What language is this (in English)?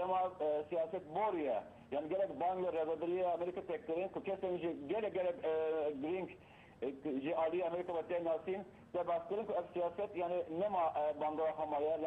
Turkish